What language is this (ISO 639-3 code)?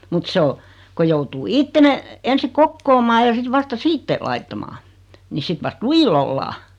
fin